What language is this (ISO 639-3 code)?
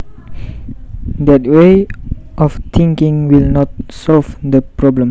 jav